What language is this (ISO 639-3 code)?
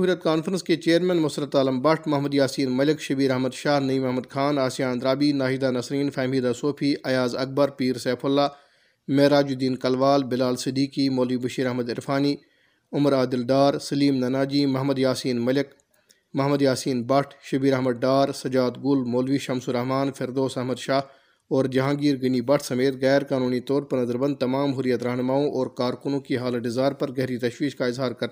urd